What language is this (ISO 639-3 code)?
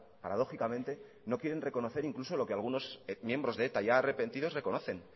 spa